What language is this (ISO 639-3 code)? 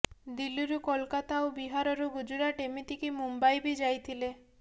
ori